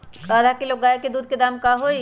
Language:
Magahi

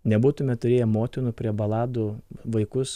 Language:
Lithuanian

